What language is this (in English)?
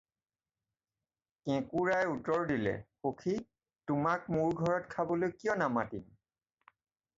Assamese